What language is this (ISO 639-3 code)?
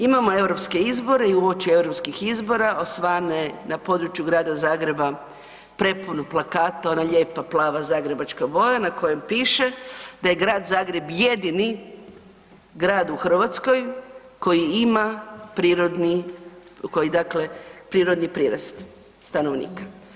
hrv